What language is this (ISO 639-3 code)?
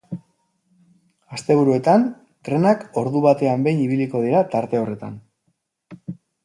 eus